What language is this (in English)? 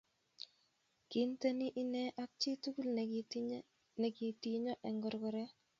Kalenjin